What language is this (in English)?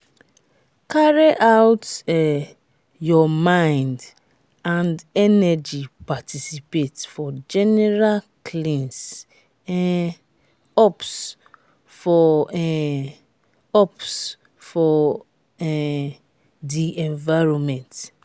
Nigerian Pidgin